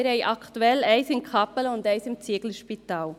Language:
Swiss German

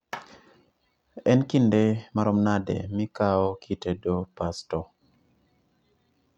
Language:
Luo (Kenya and Tanzania)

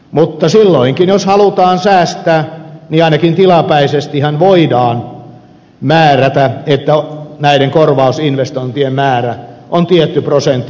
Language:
Finnish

